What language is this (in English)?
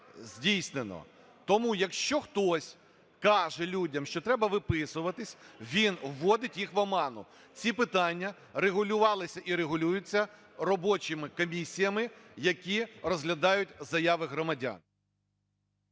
Ukrainian